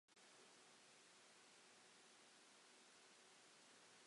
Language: Welsh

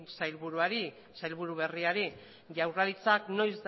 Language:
Basque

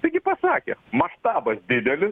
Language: Lithuanian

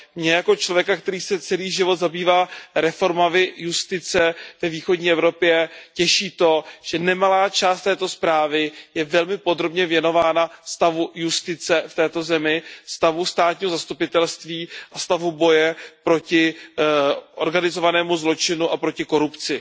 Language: Czech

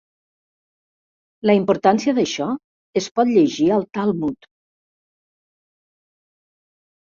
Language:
Catalan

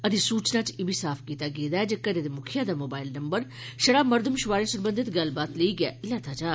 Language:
Dogri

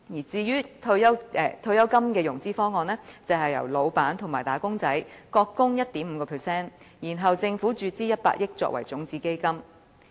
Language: Cantonese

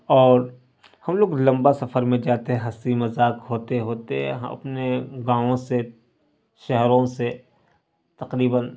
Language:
Urdu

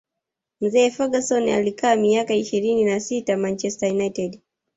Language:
Swahili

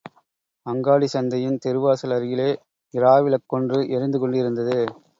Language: Tamil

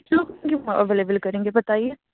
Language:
Urdu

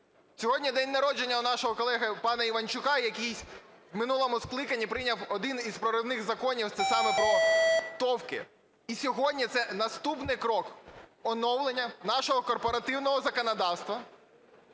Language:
Ukrainian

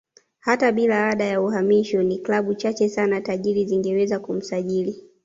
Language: Swahili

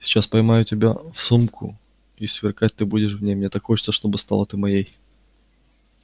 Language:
Russian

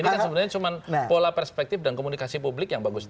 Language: Indonesian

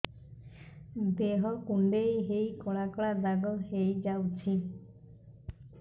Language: Odia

